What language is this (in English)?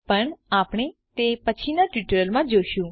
Gujarati